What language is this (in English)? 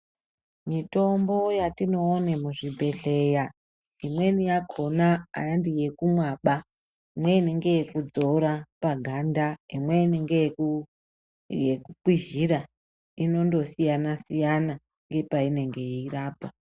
Ndau